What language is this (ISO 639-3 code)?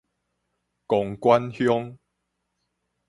nan